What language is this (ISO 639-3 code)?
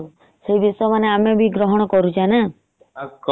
ori